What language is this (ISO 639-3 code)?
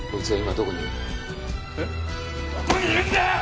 jpn